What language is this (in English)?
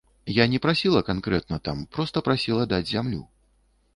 Belarusian